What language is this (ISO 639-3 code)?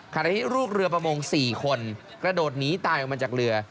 tha